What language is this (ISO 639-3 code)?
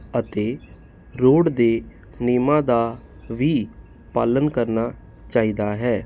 pan